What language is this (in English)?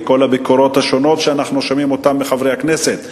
Hebrew